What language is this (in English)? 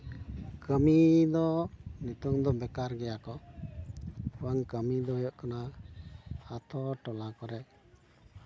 Santali